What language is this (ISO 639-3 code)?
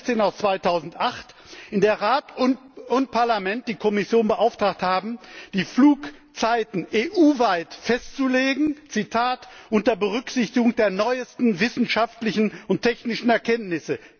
deu